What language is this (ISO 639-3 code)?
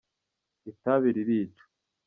kin